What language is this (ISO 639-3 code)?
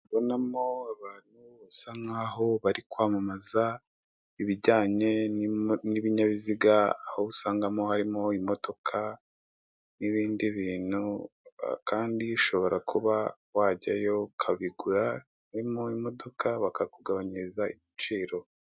kin